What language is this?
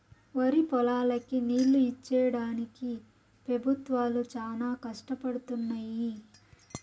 Telugu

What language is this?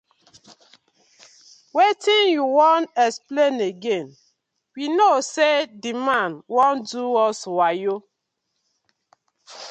Nigerian Pidgin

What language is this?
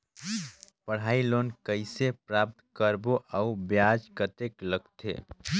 Chhattisgarhi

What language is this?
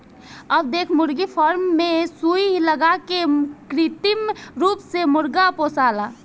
Bhojpuri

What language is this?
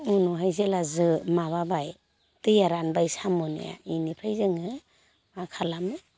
Bodo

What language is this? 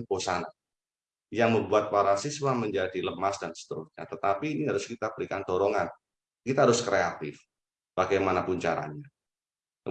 Indonesian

